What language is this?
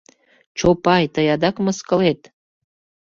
Mari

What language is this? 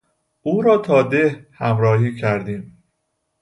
Persian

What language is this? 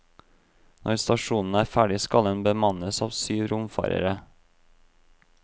Norwegian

